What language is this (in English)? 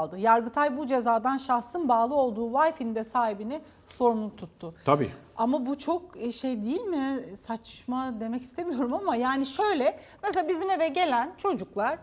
Turkish